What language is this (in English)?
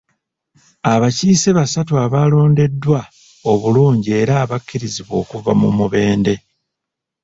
Ganda